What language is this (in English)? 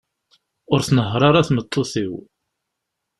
Kabyle